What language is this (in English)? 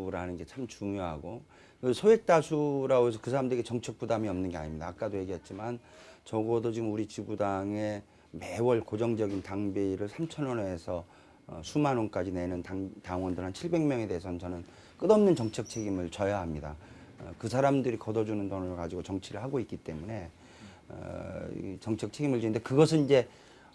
Korean